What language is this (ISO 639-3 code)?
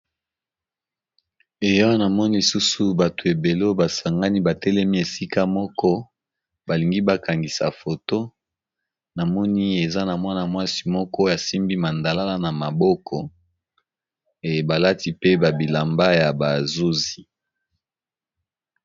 lin